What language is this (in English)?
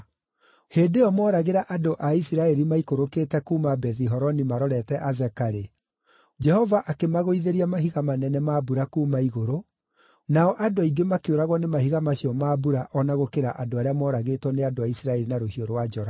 Kikuyu